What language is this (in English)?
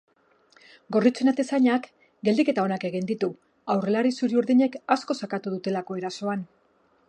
Basque